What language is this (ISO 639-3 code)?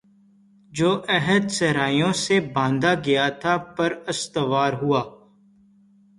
urd